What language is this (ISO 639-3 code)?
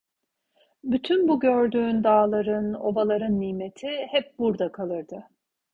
tur